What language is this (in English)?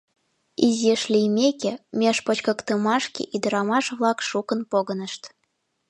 Mari